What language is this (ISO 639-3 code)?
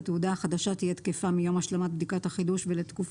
heb